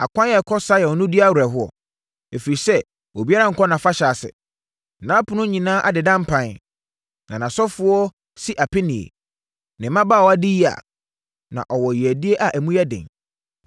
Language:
Akan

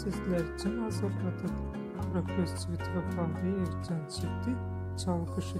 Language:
Turkish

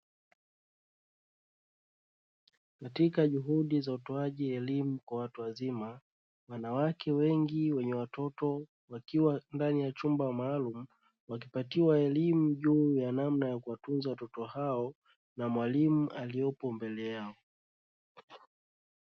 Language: Swahili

